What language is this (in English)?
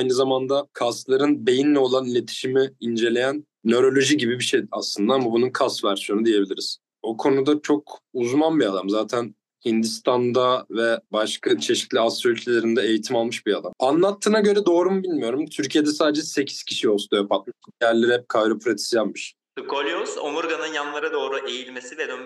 Turkish